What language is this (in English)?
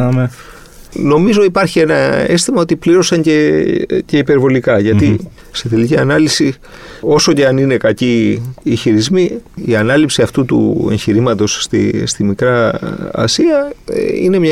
Greek